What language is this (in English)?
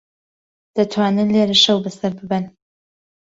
Central Kurdish